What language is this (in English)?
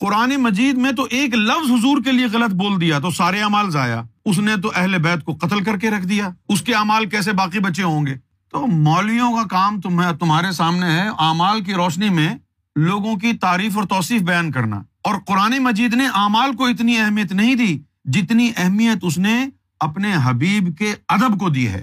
Urdu